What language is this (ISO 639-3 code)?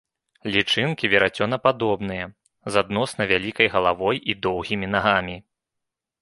bel